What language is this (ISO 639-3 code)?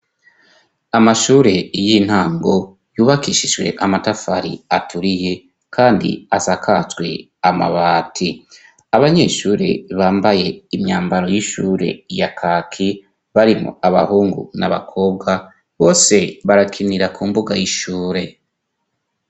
run